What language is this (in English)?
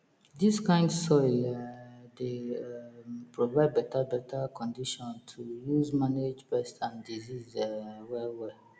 Nigerian Pidgin